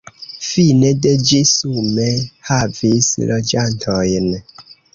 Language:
Esperanto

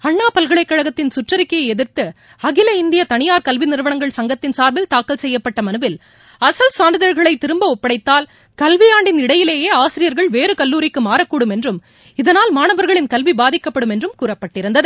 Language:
Tamil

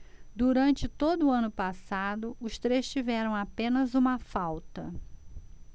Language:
Portuguese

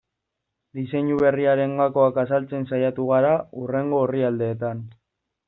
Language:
Basque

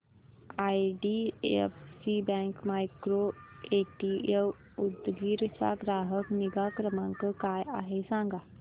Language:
Marathi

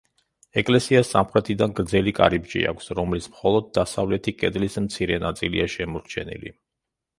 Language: Georgian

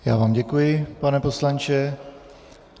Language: Czech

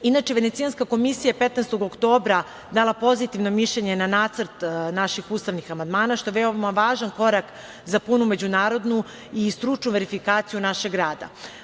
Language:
Serbian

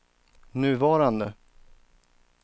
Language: Swedish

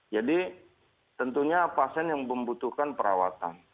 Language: Indonesian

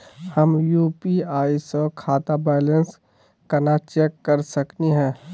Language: Magahi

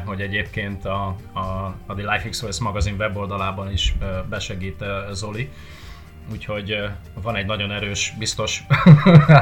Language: Hungarian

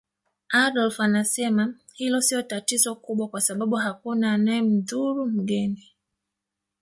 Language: Swahili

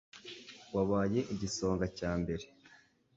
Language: Kinyarwanda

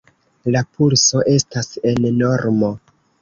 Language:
Esperanto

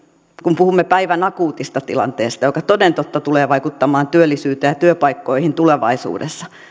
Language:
Finnish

